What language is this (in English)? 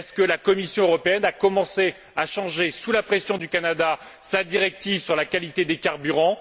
French